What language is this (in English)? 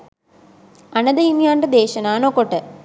Sinhala